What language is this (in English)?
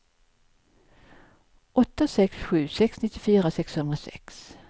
Swedish